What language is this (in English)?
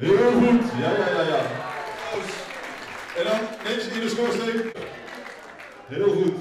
Dutch